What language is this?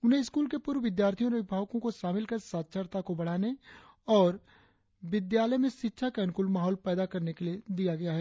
Hindi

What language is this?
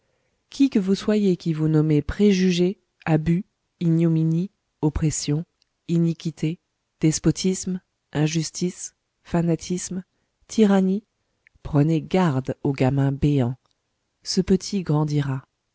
French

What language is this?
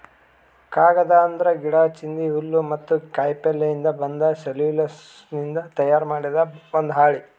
Kannada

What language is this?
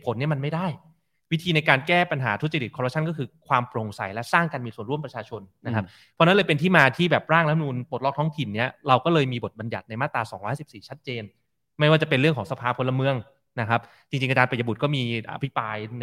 Thai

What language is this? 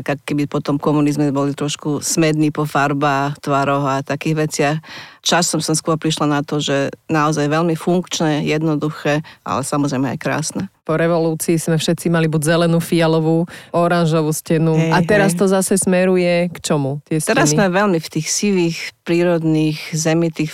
Slovak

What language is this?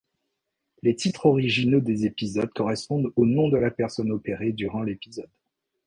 French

